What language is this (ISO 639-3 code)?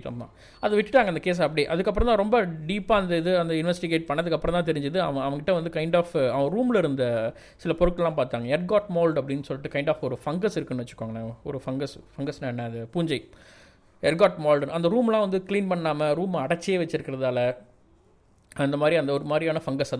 tam